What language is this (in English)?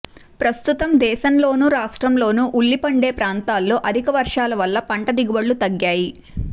Telugu